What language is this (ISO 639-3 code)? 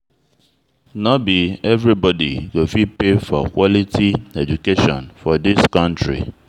pcm